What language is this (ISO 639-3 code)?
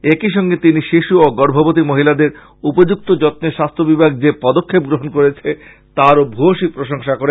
ben